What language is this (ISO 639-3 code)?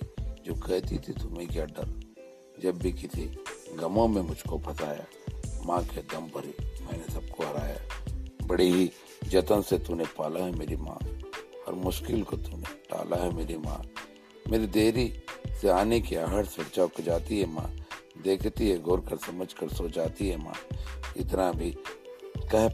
hin